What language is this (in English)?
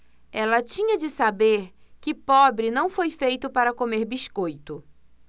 Portuguese